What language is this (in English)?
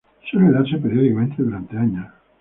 Spanish